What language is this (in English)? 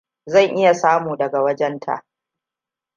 Hausa